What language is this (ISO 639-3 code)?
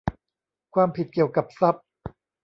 tha